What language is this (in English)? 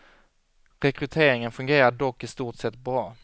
Swedish